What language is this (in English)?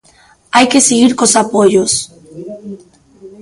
Galician